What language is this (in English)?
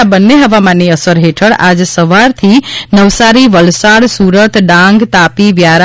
Gujarati